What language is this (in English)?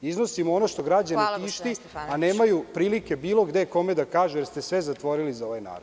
Serbian